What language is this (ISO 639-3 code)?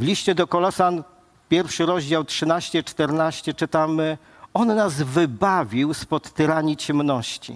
pol